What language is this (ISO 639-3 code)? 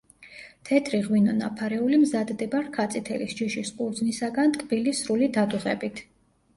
kat